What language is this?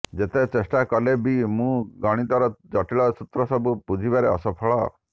Odia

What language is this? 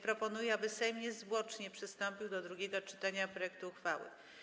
Polish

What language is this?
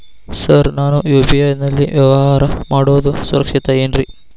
Kannada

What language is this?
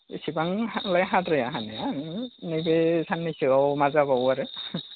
Bodo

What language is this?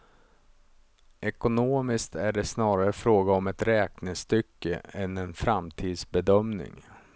Swedish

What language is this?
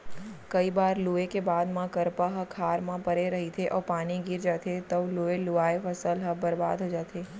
Chhattisgarhi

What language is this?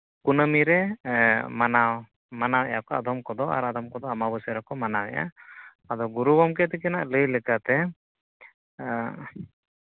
Santali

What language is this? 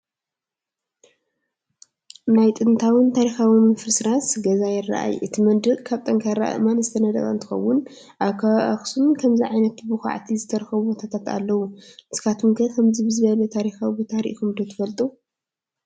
Tigrinya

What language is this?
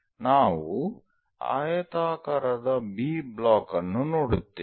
Kannada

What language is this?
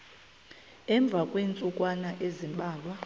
Xhosa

